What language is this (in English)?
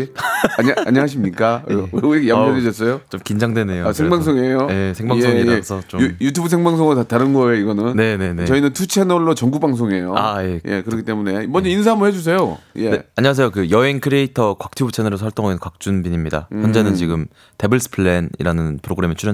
Korean